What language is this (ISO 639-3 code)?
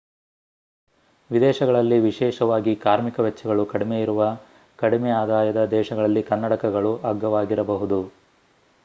kan